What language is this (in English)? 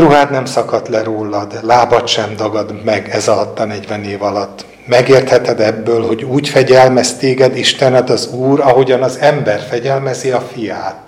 Hungarian